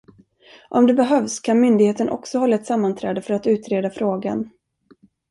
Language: Swedish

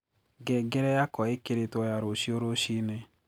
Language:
Kikuyu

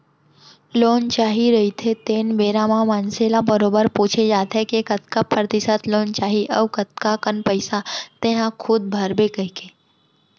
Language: Chhattisgarhi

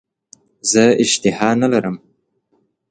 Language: Pashto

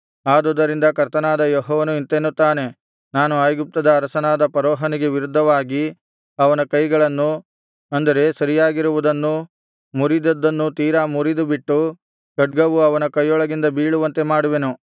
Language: Kannada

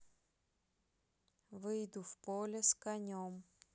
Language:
Russian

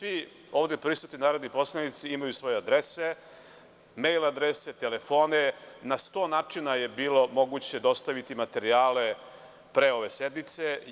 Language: Serbian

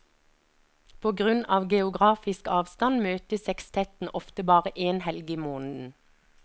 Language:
Norwegian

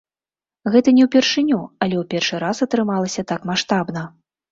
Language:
Belarusian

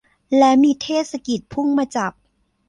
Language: Thai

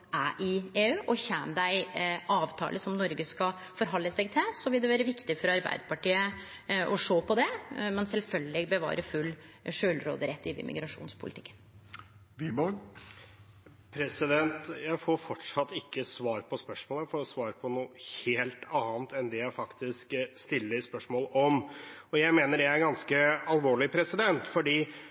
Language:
Norwegian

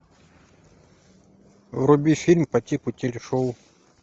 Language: Russian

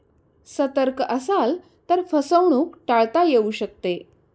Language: Marathi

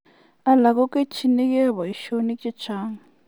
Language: Kalenjin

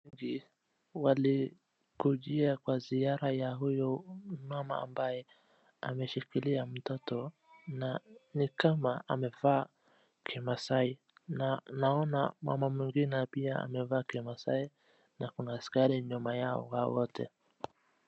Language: Swahili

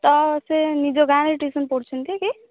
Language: Odia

